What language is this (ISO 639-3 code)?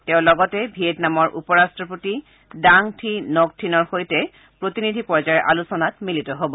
asm